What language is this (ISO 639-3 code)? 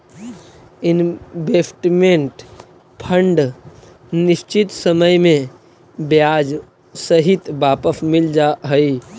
mag